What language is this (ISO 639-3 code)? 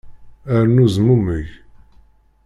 kab